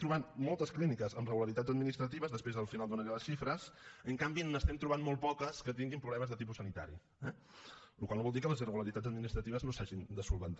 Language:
Catalan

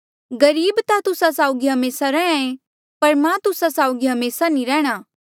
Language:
Mandeali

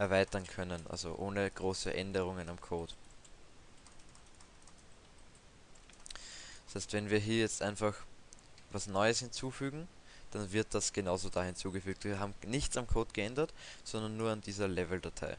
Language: German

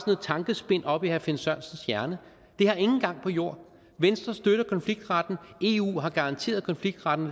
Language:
Danish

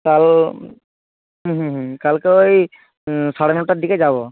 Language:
Bangla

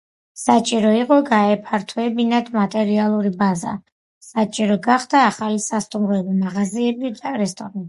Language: Georgian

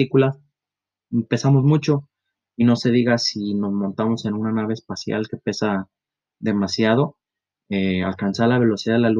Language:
Spanish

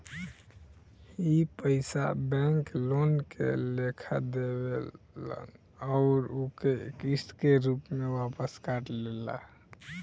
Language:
Bhojpuri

